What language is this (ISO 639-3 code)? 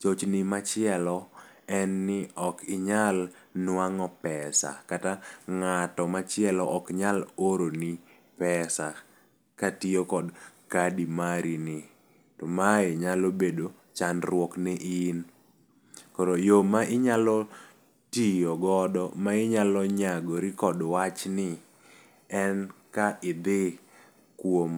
luo